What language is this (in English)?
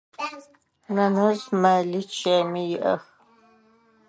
Adyghe